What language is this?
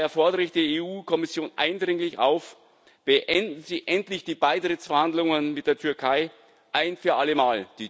German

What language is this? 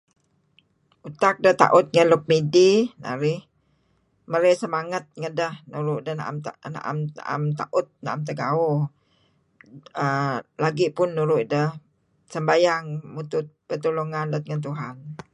Kelabit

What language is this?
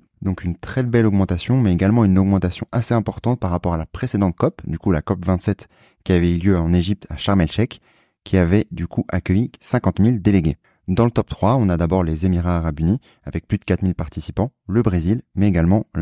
French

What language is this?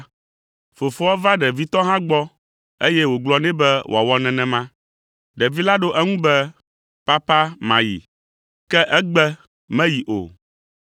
Ewe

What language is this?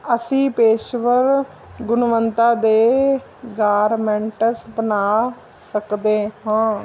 Punjabi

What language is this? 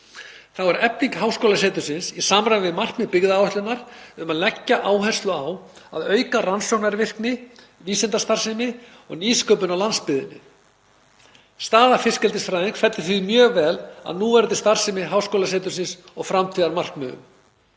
Icelandic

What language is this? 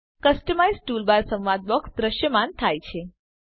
Gujarati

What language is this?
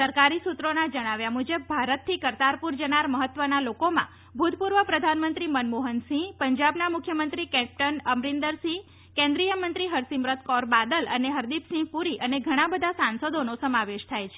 Gujarati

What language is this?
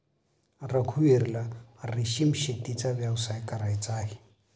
Marathi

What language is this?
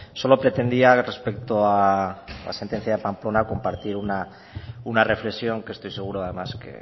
Spanish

